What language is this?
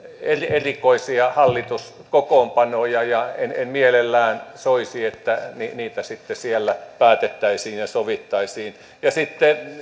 Finnish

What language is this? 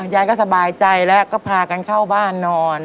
Thai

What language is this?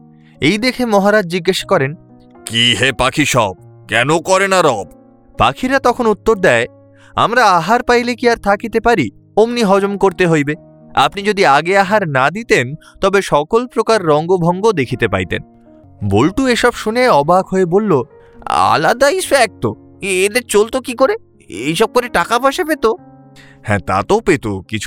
Bangla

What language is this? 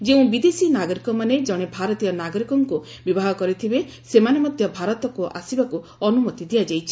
Odia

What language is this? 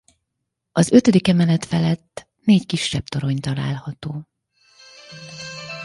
Hungarian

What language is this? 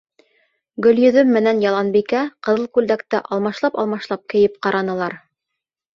Bashkir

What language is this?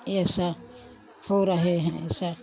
Hindi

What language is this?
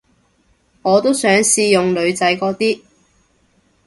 Cantonese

